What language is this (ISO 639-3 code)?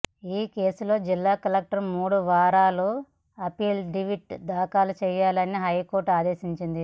tel